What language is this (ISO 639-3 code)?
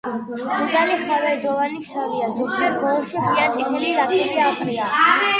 kat